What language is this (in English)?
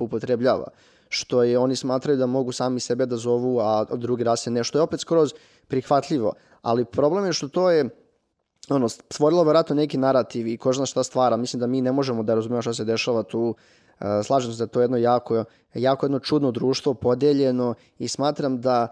Croatian